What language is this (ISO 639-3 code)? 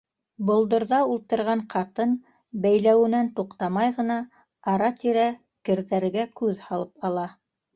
bak